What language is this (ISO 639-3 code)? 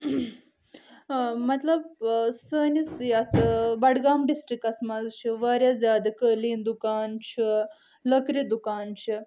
kas